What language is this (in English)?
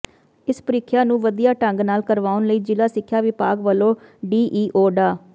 Punjabi